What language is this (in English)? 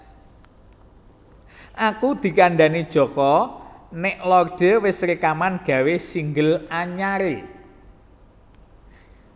Javanese